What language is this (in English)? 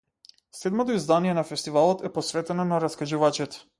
Macedonian